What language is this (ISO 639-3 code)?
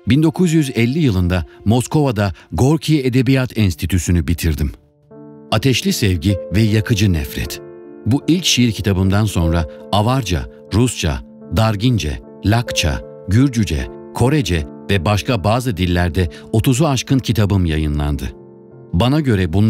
tur